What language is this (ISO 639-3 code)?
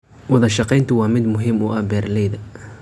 som